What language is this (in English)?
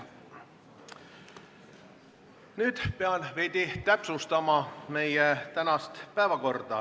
Estonian